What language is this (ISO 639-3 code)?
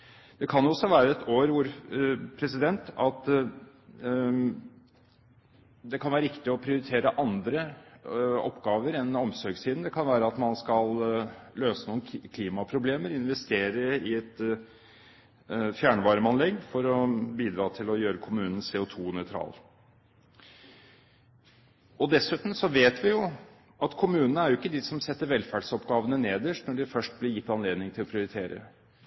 nob